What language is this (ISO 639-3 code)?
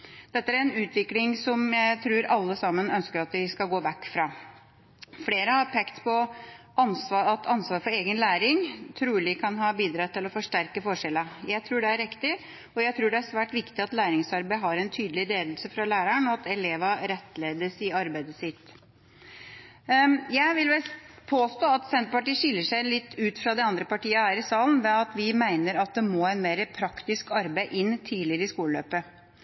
nob